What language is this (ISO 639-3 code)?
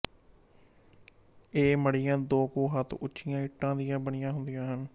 pan